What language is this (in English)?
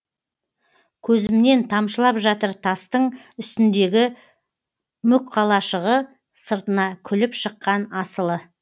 Kazakh